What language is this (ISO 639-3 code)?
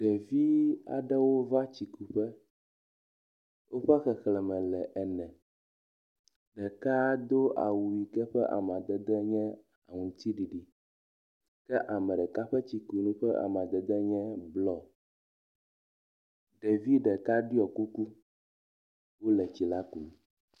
ewe